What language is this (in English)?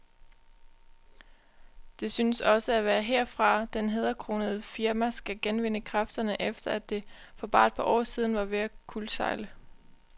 Danish